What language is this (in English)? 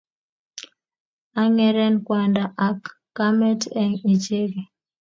Kalenjin